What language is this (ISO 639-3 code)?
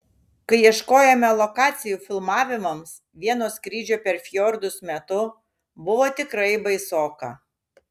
lit